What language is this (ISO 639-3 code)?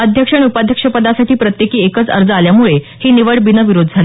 mar